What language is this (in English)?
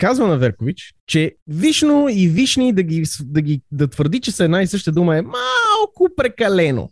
Bulgarian